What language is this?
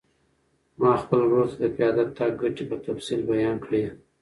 Pashto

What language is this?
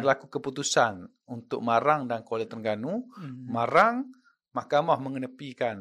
Malay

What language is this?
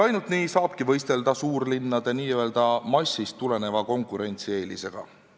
Estonian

